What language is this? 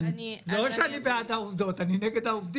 Hebrew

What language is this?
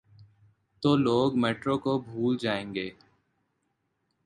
Urdu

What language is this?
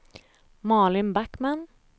Swedish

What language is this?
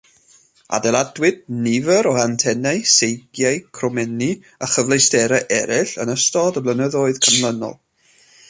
Welsh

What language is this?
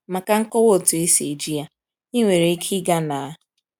Igbo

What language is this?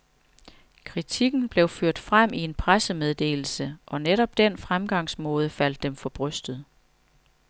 Danish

